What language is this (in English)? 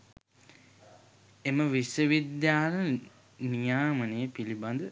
Sinhala